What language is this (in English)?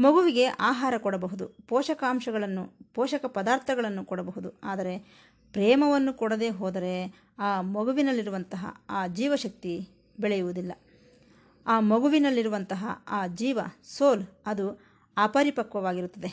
Kannada